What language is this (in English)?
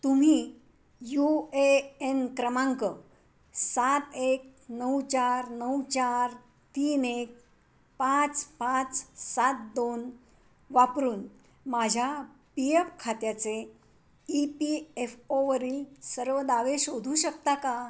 Marathi